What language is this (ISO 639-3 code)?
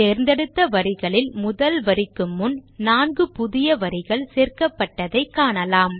tam